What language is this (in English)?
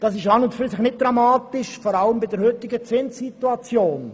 Swiss German